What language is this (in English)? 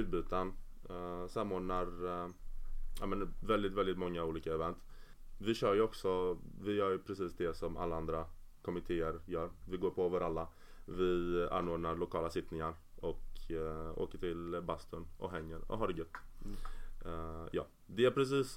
Swedish